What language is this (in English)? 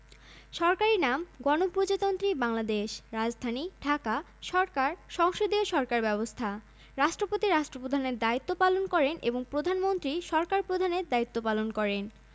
Bangla